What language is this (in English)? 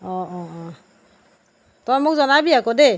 Assamese